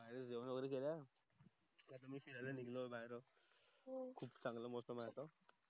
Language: Marathi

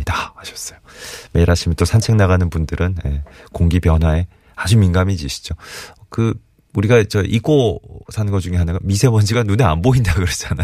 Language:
Korean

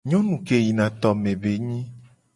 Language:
Gen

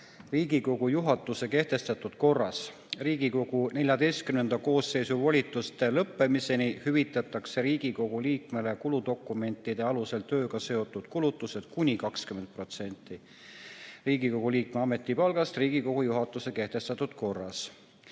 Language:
Estonian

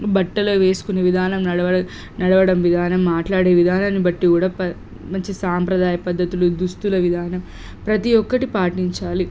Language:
Telugu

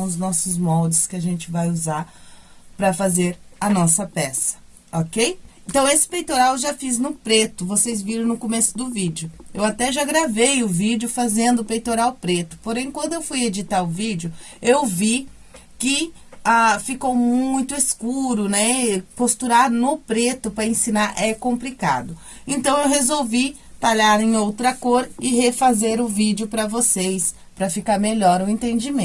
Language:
Portuguese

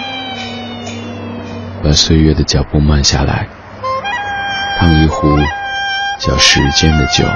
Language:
Chinese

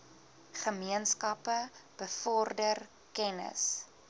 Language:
Afrikaans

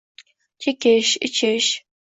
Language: Uzbek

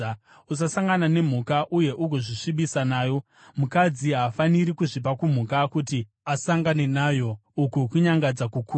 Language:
Shona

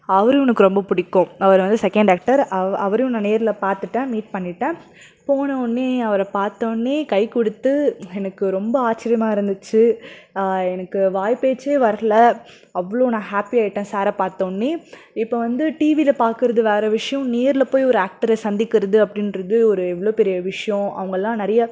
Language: Tamil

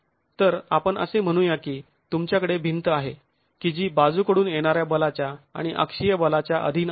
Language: Marathi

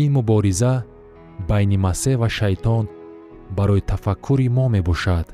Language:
Persian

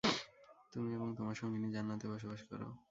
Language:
Bangla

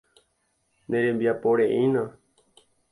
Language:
Guarani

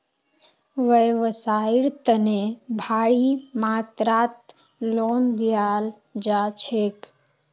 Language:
Magahi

